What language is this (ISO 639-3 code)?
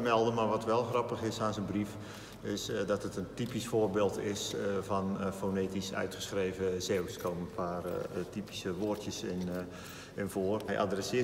nld